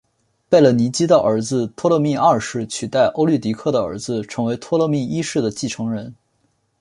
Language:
Chinese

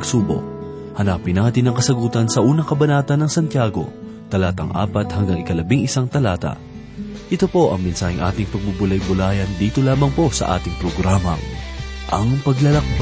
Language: Filipino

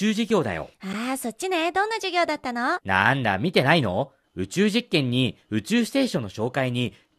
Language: Japanese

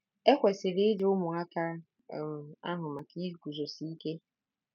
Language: Igbo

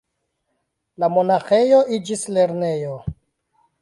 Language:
Esperanto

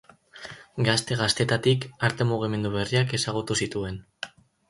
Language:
Basque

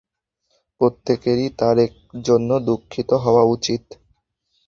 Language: Bangla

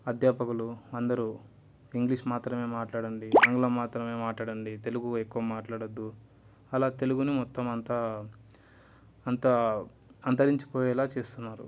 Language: Telugu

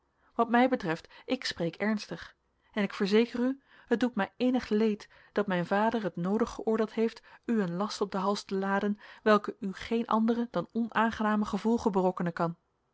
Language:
Dutch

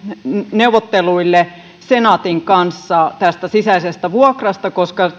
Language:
Finnish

